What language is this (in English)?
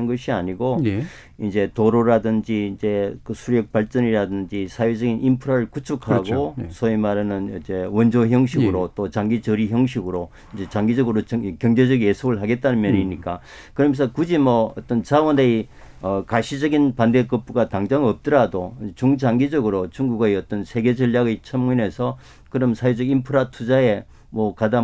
Korean